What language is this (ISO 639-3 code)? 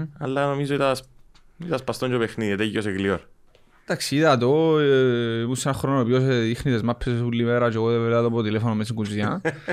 ell